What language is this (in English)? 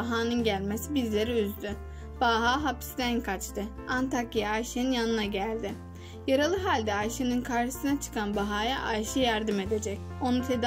Turkish